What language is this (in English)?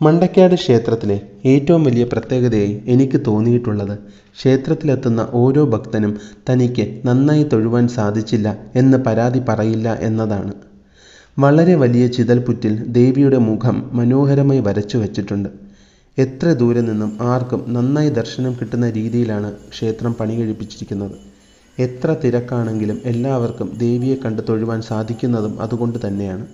Malayalam